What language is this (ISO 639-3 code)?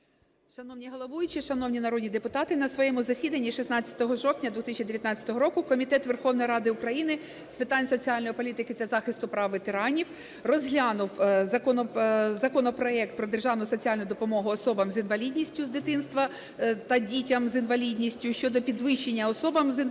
ukr